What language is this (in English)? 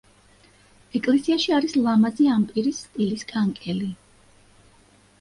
Georgian